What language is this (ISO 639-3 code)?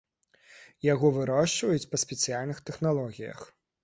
bel